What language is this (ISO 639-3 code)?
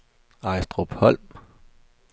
dan